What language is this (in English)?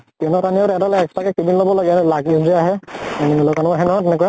Assamese